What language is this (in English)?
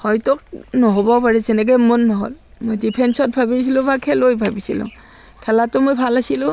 Assamese